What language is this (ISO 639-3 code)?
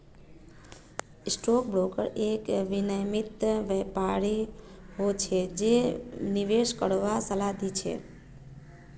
mag